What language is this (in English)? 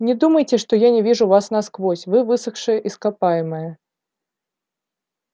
Russian